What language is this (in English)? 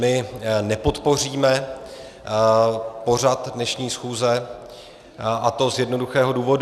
Czech